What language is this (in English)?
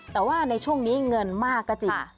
Thai